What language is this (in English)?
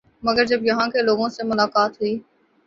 Urdu